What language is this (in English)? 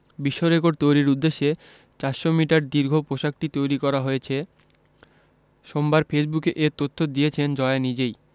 Bangla